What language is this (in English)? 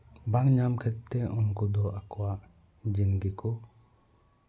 Santali